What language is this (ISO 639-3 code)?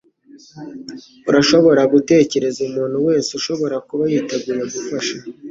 kin